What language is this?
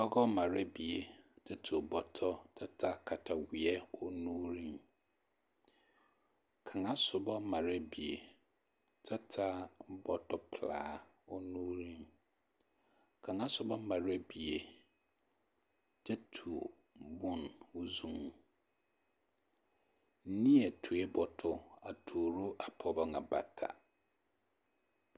Southern Dagaare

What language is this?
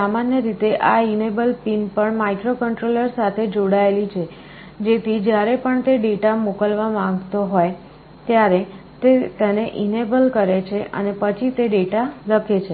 Gujarati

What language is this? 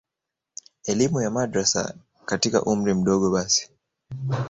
Swahili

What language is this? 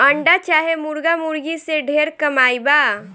Bhojpuri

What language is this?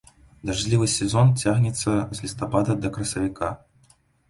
Belarusian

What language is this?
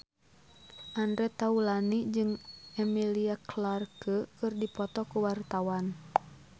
Sundanese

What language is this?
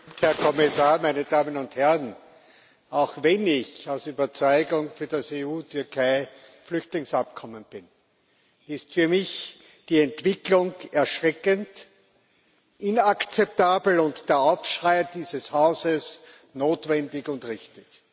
German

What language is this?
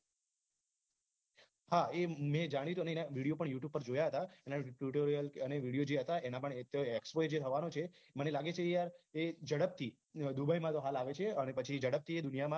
Gujarati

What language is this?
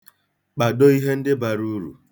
Igbo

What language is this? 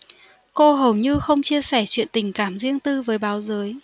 Vietnamese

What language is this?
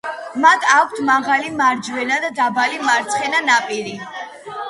Georgian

